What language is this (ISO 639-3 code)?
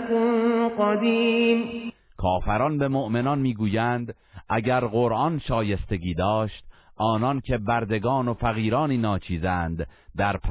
fas